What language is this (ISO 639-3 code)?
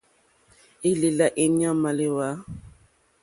bri